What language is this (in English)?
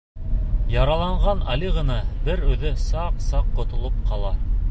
Bashkir